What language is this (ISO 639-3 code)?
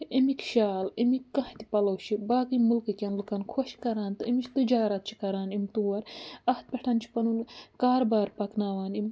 kas